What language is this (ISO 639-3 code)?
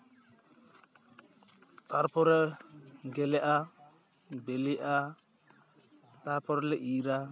sat